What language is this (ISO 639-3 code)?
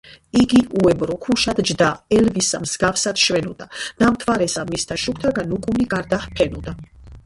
kat